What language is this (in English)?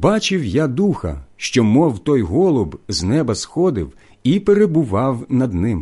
Ukrainian